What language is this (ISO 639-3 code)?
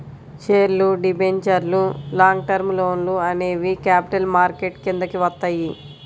tel